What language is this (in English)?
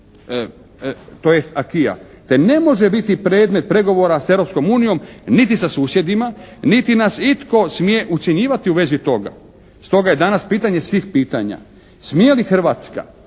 Croatian